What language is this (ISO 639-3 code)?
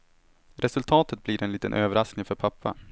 swe